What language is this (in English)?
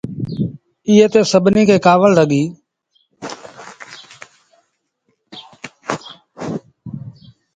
Sindhi Bhil